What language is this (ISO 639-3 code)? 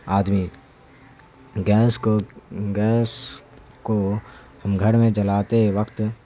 urd